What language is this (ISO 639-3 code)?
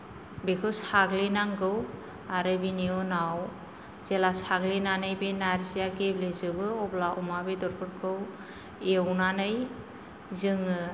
brx